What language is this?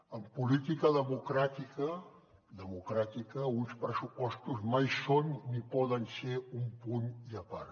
Catalan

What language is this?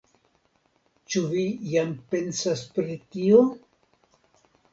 Esperanto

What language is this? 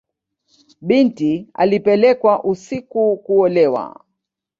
Swahili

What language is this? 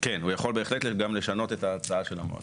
Hebrew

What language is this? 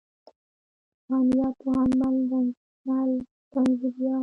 Pashto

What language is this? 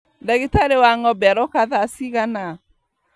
Kikuyu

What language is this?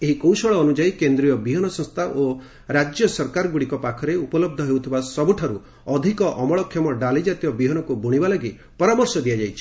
Odia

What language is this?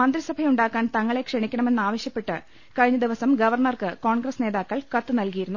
Malayalam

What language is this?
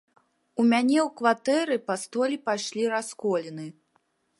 Belarusian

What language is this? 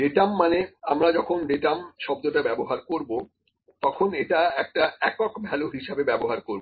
Bangla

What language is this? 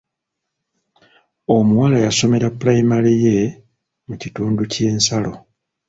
Ganda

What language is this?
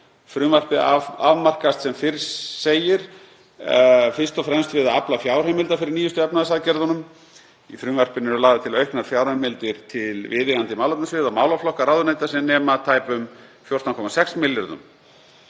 Icelandic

